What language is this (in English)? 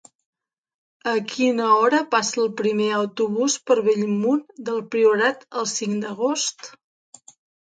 Catalan